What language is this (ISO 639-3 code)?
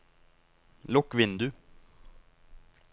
nor